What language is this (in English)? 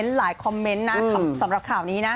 Thai